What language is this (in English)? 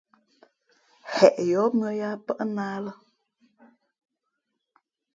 Fe'fe'